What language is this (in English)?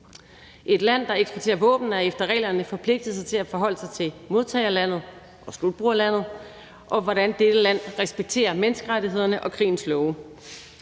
Danish